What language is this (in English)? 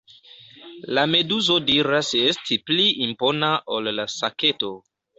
Esperanto